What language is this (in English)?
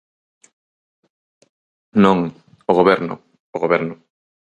Galician